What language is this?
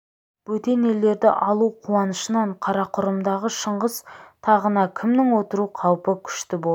Kazakh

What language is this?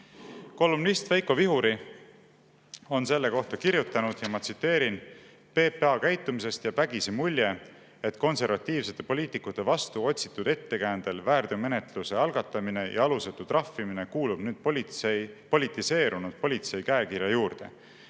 Estonian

